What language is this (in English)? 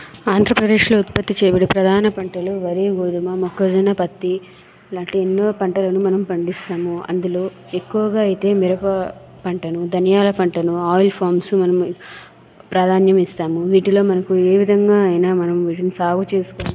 Telugu